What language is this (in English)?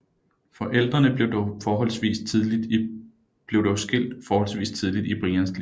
Danish